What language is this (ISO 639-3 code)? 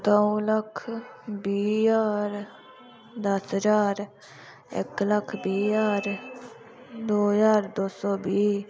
doi